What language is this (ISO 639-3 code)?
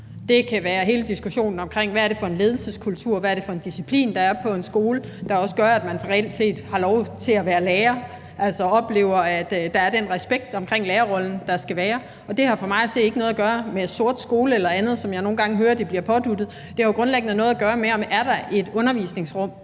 dan